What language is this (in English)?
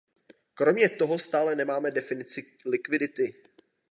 Czech